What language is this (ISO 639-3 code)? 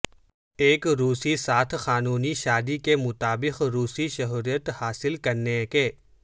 urd